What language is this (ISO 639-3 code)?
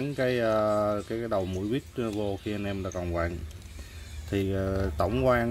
vie